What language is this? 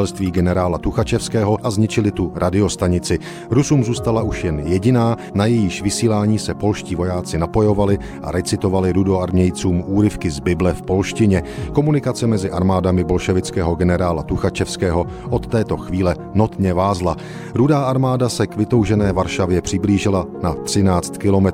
Czech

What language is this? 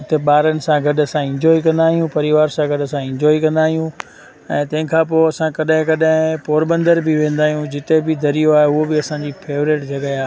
Sindhi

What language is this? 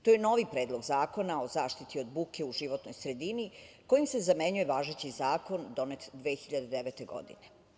Serbian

